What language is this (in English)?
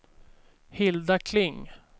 Swedish